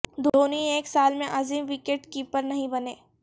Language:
Urdu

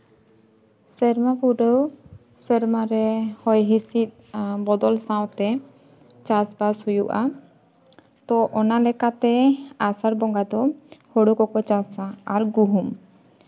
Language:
Santali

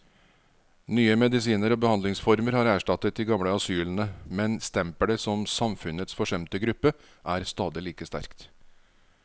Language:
Norwegian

